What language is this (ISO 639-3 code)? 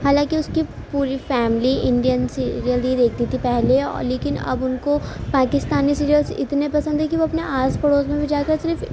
urd